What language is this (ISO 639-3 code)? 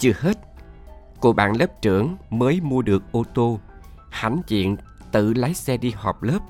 vie